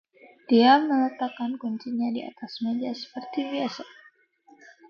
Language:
Indonesian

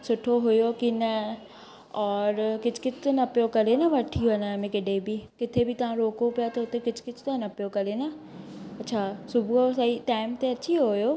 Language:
Sindhi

